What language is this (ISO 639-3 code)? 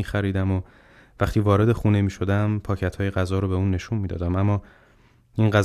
fas